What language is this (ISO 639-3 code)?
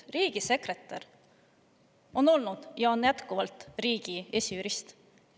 est